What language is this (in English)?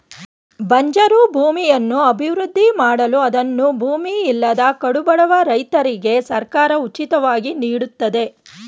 Kannada